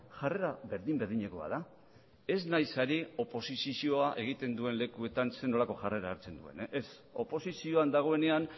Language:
Basque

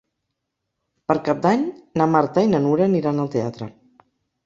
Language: Catalan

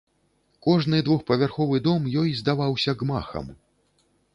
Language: Belarusian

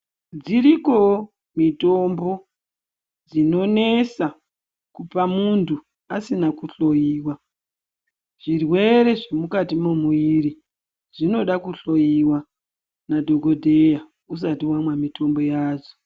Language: Ndau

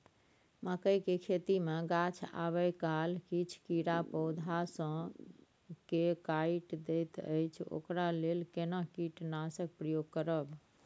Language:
Maithili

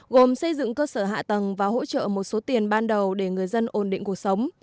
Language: Vietnamese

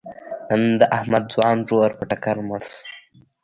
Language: Pashto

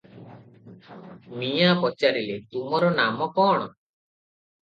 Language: Odia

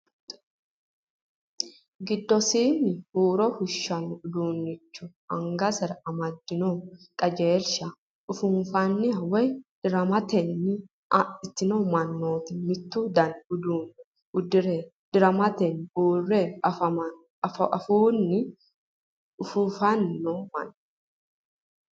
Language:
Sidamo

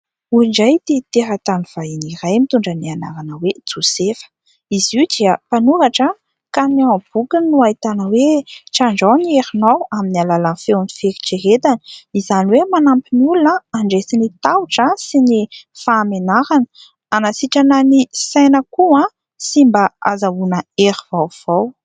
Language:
Malagasy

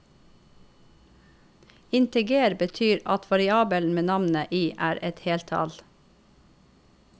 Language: Norwegian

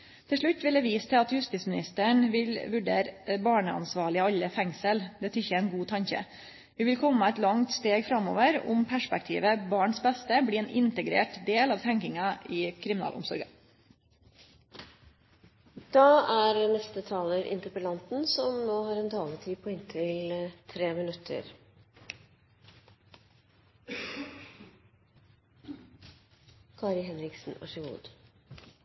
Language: Norwegian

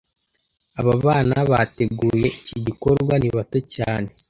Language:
Kinyarwanda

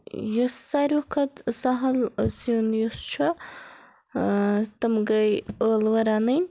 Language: Kashmiri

